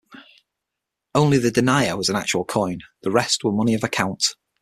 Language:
English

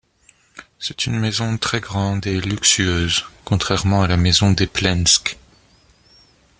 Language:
French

